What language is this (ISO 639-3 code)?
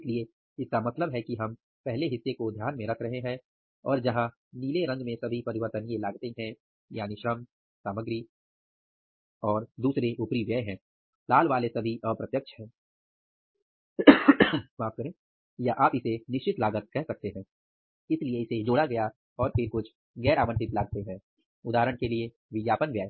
hin